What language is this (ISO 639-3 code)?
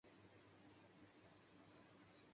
urd